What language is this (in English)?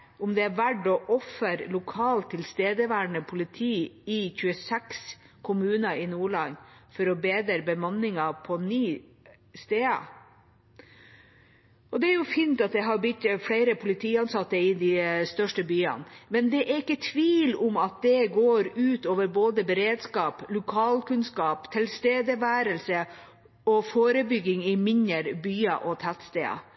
Norwegian Bokmål